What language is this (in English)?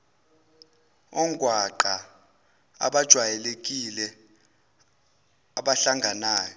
Zulu